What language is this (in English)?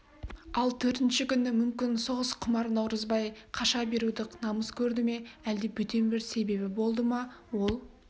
Kazakh